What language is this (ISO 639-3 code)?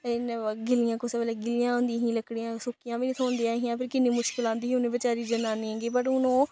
doi